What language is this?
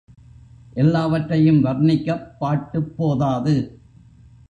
Tamil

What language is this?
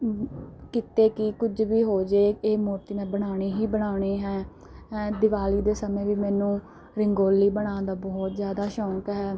Punjabi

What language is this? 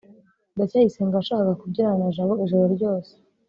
Kinyarwanda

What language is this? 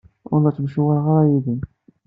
Kabyle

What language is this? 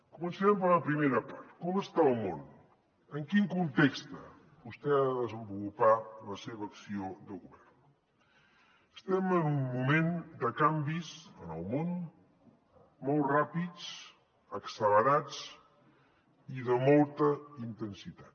Catalan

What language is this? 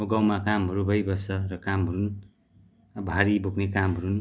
Nepali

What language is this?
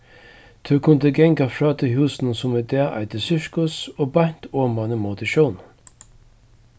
Faroese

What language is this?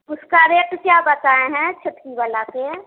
Hindi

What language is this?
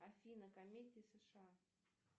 Russian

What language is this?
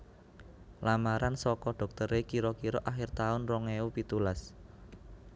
Javanese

